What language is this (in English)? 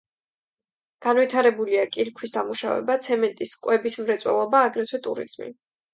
Georgian